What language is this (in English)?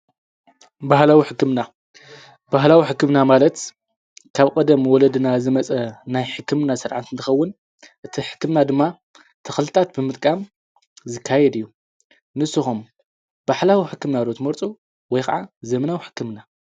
Tigrinya